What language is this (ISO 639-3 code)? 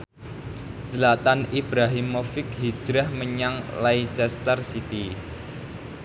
jav